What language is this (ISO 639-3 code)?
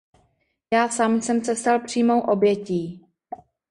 ces